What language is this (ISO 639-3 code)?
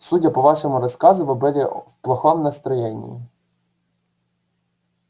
rus